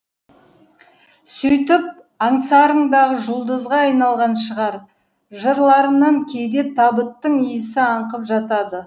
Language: Kazakh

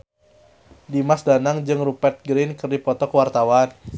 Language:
Sundanese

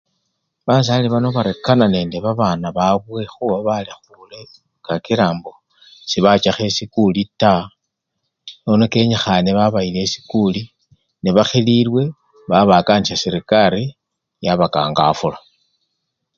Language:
Luyia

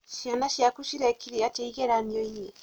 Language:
Kikuyu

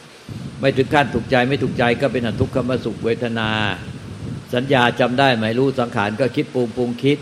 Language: Thai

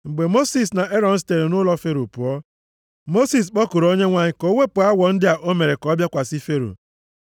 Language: Igbo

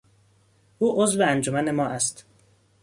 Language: Persian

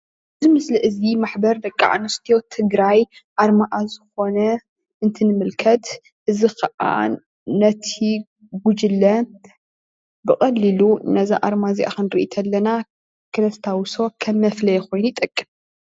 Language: Tigrinya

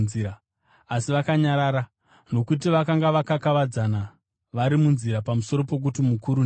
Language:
Shona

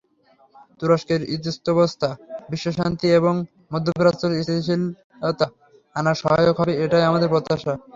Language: Bangla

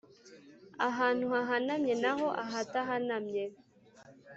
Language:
Kinyarwanda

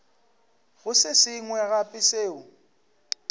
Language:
Northern Sotho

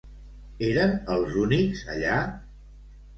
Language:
Catalan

